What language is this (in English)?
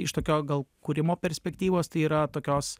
Lithuanian